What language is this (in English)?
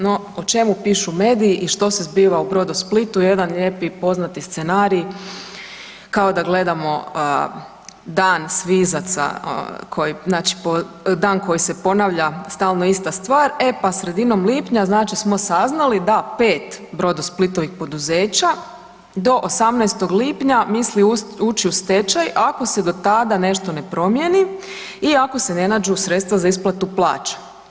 Croatian